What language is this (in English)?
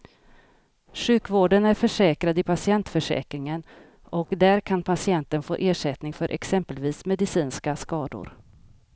Swedish